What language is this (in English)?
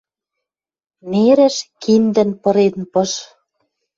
Western Mari